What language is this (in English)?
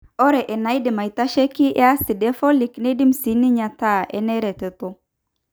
Masai